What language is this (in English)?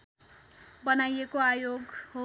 Nepali